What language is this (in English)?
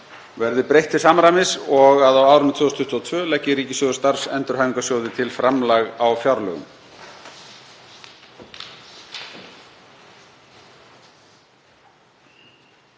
Icelandic